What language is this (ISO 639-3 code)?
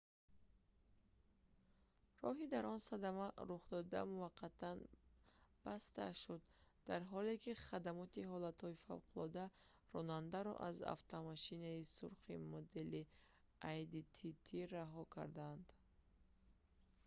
tgk